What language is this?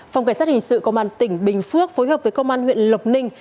Vietnamese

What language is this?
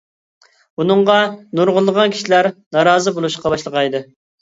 Uyghur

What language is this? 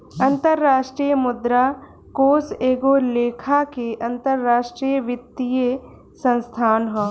Bhojpuri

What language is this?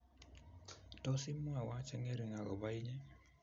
Kalenjin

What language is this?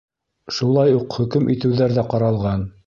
Bashkir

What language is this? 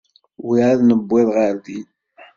Kabyle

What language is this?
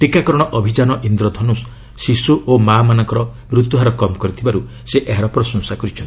Odia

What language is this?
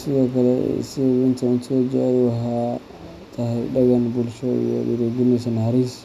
Somali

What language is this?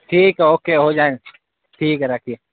Urdu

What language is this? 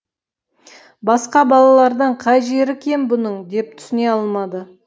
Kazakh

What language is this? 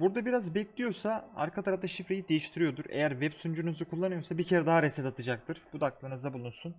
Turkish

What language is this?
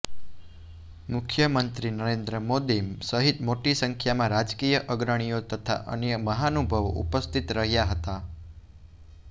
Gujarati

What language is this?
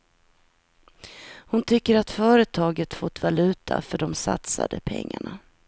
Swedish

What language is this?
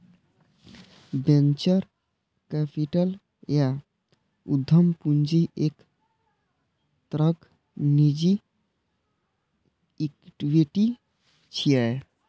Maithili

